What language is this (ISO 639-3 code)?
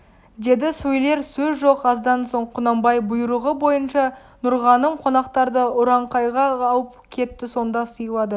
kaz